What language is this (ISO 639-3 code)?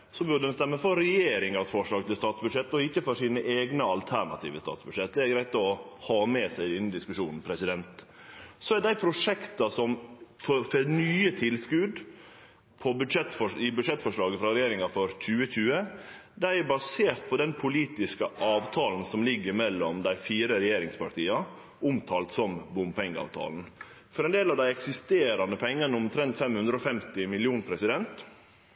nno